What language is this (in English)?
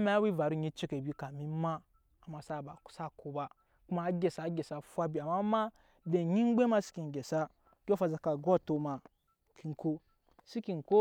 Nyankpa